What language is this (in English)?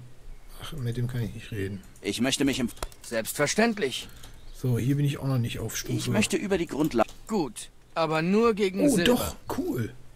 German